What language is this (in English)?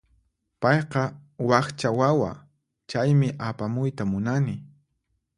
Puno Quechua